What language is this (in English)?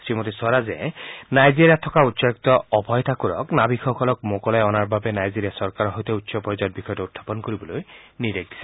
Assamese